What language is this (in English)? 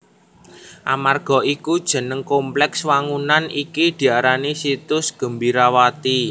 Javanese